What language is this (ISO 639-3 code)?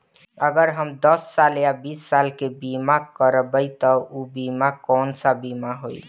bho